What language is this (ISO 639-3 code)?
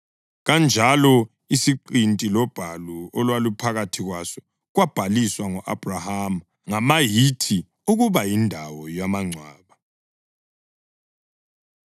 nde